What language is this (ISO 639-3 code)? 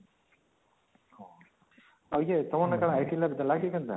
ori